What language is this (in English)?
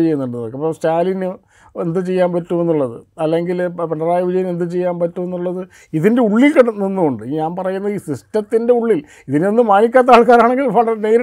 Malayalam